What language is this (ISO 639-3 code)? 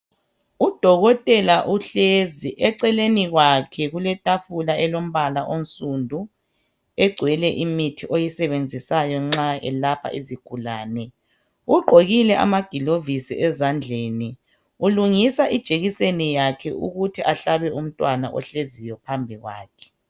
nde